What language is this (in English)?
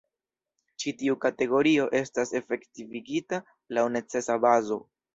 Esperanto